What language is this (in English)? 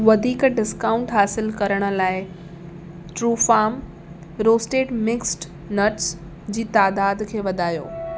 Sindhi